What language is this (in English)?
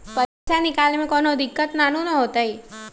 Magahi